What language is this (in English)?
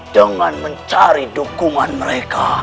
Indonesian